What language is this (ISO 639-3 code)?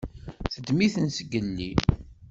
kab